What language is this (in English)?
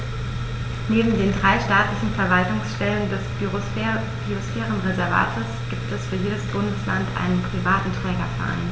German